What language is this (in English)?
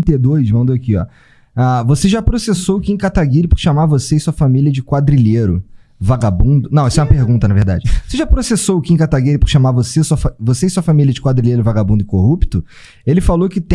Portuguese